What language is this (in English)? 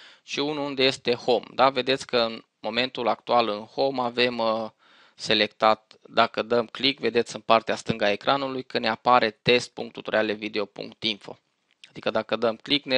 Romanian